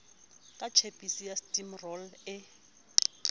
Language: Southern Sotho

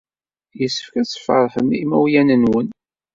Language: Kabyle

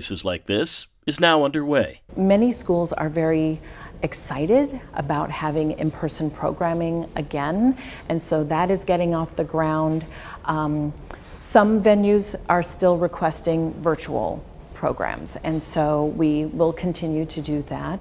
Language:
English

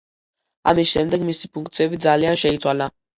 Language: Georgian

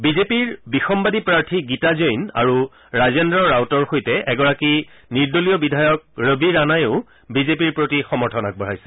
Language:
Assamese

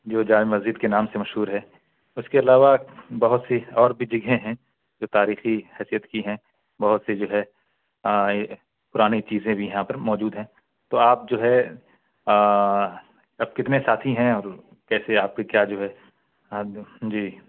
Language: Urdu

